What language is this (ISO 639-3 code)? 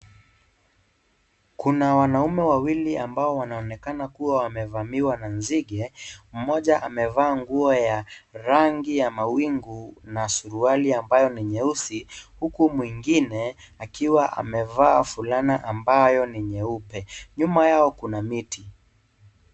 swa